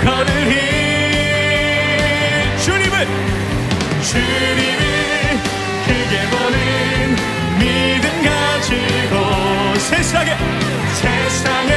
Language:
Korean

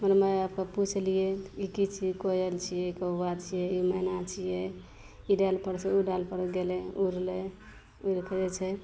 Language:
Maithili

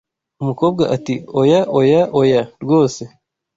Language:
Kinyarwanda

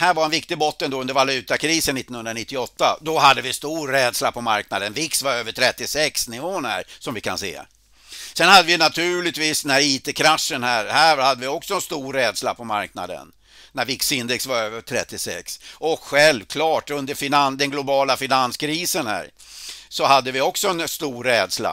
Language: Swedish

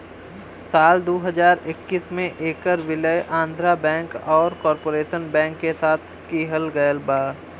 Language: Bhojpuri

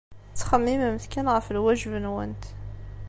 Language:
Kabyle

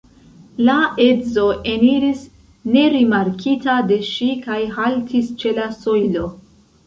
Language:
Esperanto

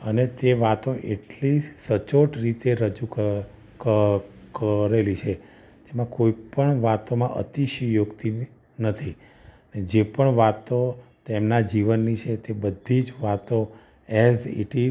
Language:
Gujarati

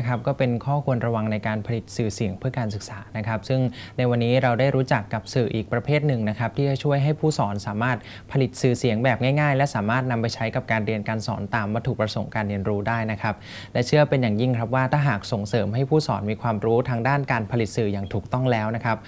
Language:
Thai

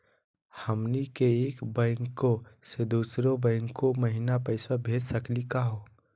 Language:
Magahi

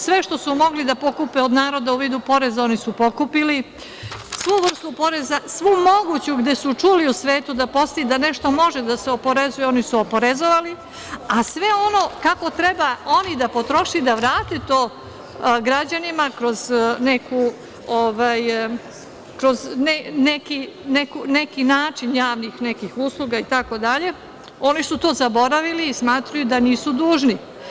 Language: Serbian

